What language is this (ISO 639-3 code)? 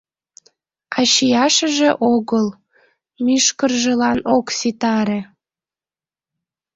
chm